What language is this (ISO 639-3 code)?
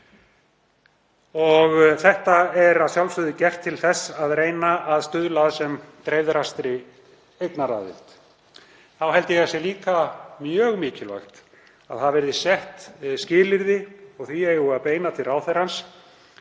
isl